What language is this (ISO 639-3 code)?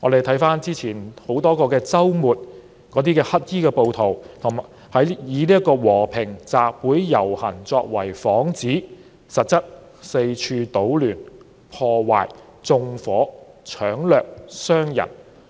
yue